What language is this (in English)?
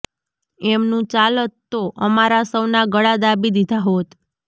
Gujarati